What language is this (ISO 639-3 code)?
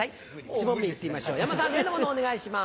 jpn